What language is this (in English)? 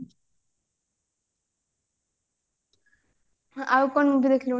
Odia